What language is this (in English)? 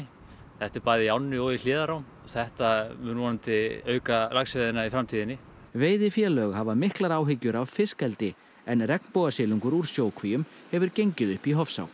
Icelandic